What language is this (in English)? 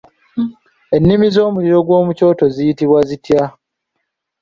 Ganda